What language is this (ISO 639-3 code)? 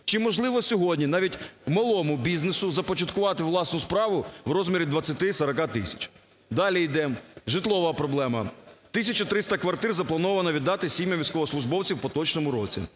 ukr